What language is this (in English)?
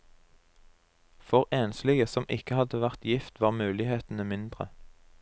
Norwegian